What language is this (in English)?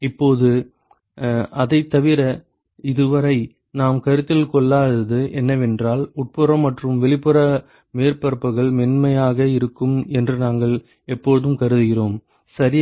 Tamil